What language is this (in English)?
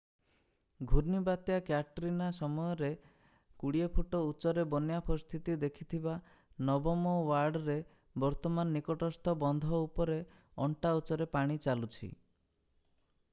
Odia